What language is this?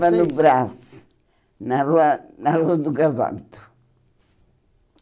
Portuguese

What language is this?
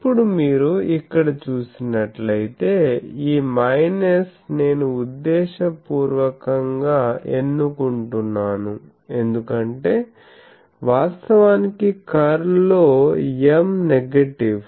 Telugu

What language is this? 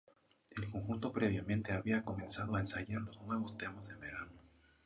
Spanish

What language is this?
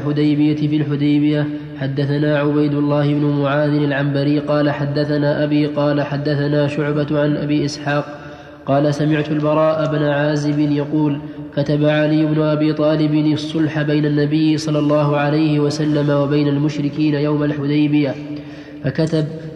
Arabic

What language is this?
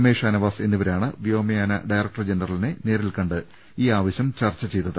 Malayalam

